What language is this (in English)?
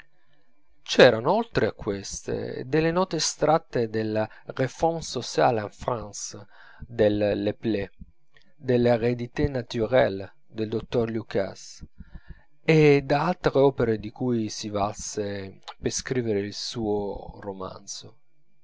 Italian